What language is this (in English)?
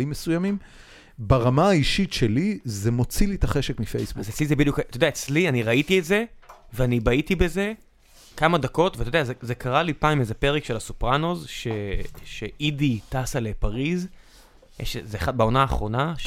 Hebrew